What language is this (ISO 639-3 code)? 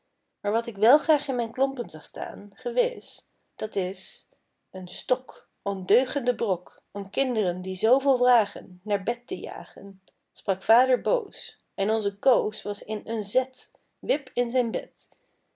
nld